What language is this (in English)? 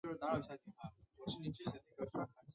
Chinese